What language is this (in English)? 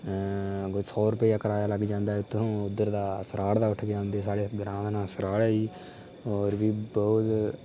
Dogri